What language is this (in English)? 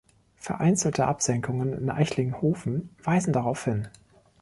German